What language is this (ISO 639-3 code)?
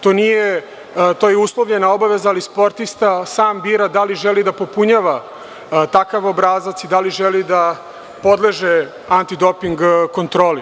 srp